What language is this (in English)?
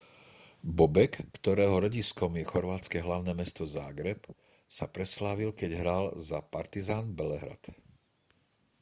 Slovak